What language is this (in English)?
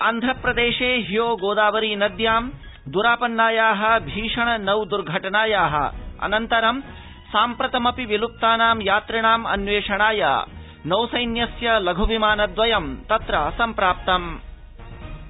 Sanskrit